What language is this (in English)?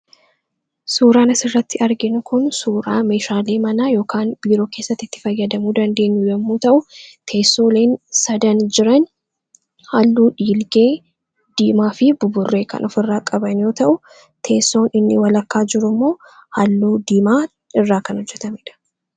Oromo